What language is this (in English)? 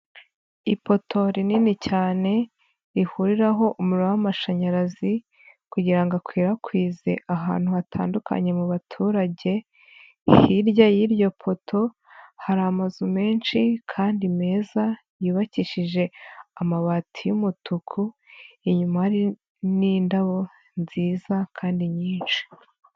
Kinyarwanda